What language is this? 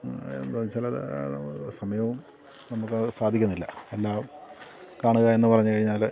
Malayalam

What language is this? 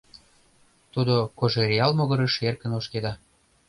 Mari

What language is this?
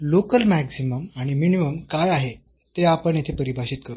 Marathi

